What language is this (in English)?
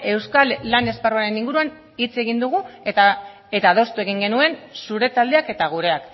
Basque